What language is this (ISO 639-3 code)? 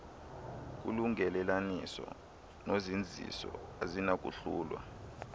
xho